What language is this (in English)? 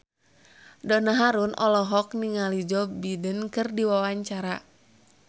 Sundanese